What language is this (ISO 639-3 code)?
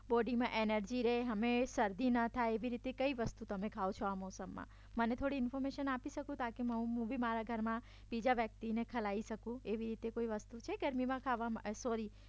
guj